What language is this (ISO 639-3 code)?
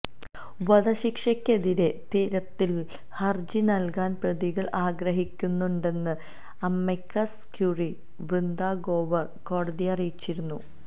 mal